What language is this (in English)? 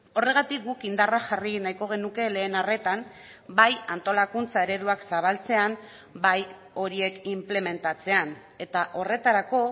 Basque